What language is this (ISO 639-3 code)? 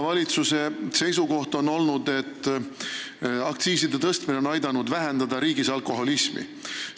est